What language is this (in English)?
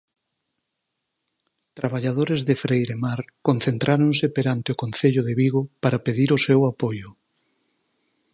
Galician